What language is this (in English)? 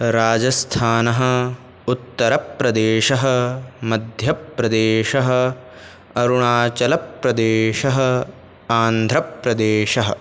Sanskrit